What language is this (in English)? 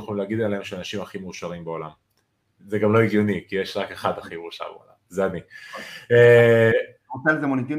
Hebrew